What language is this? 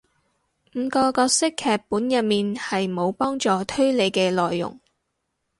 Cantonese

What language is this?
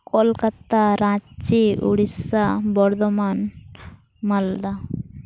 Santali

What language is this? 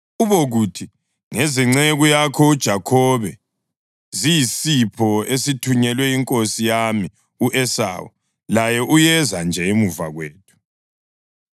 North Ndebele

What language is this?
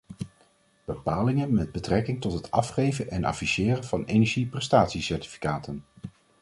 Dutch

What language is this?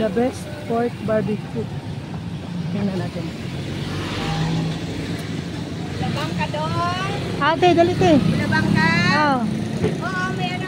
Filipino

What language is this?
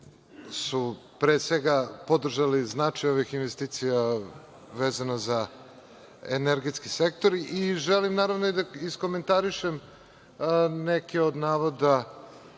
Serbian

